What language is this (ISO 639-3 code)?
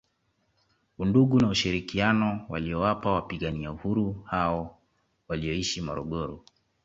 swa